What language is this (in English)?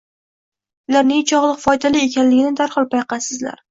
Uzbek